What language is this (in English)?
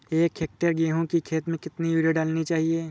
Hindi